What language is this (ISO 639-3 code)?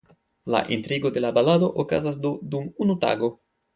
epo